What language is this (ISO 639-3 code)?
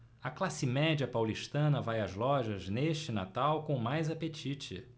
por